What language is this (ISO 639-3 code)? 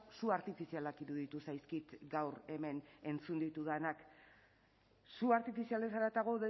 eus